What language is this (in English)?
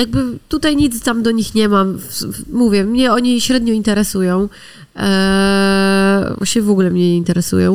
Polish